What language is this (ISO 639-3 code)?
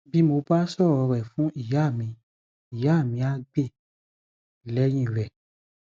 yor